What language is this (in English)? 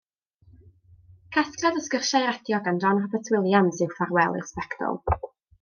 Welsh